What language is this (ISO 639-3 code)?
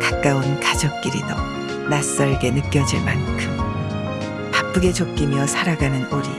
kor